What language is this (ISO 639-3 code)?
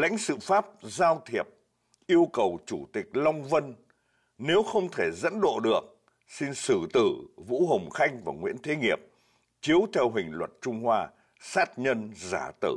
vie